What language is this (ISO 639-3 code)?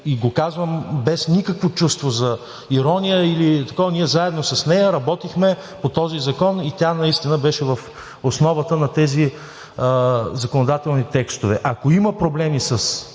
bul